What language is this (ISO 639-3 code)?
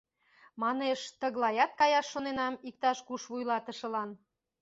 chm